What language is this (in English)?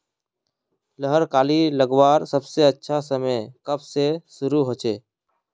Magahi